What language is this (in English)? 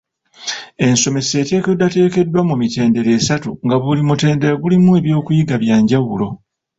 Ganda